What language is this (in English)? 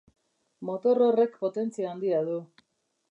Basque